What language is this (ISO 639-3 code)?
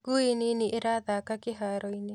kik